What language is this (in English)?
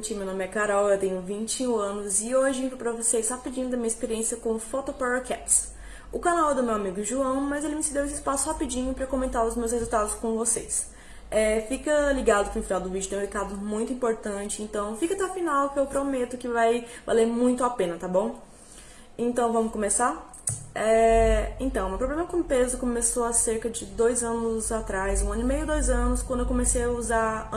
Portuguese